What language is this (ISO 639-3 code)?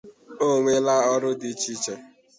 ibo